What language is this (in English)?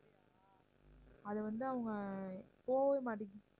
Tamil